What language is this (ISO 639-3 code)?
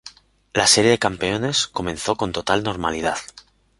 spa